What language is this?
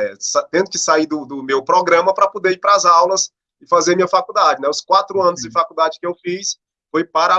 Portuguese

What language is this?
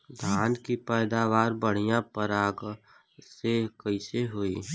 Bhojpuri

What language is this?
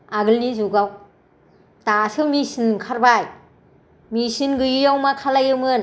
Bodo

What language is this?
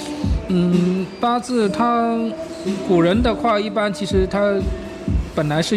Chinese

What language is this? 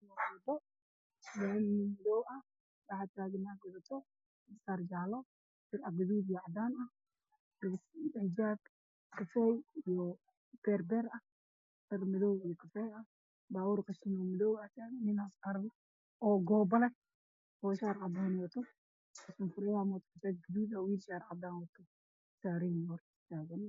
Somali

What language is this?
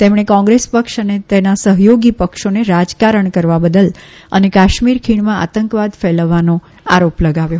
Gujarati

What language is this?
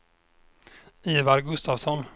Swedish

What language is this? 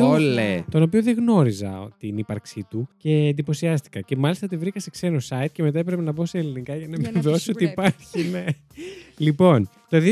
Greek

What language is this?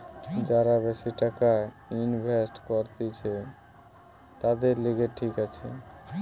Bangla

